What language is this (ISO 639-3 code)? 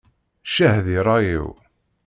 kab